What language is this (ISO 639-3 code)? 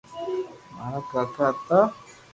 lrk